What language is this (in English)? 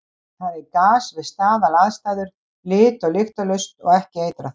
Icelandic